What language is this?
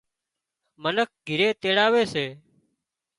Wadiyara Koli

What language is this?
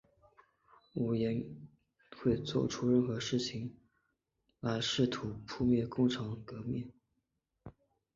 Chinese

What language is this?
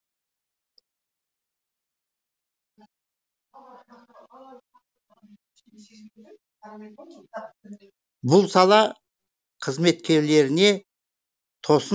Kazakh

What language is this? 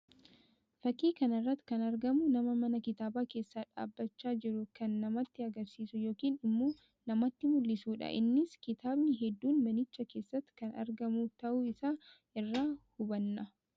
Oromo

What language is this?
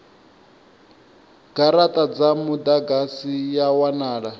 Venda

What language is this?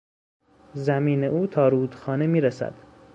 Persian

